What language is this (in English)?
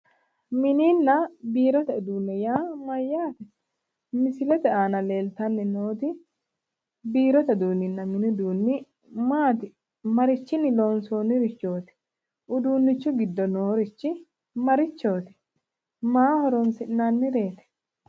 Sidamo